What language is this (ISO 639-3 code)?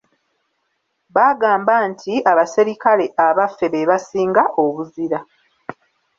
lug